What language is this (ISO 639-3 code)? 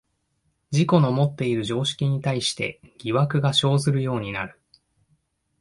jpn